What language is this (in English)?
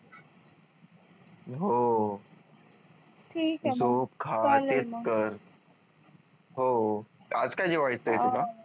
Marathi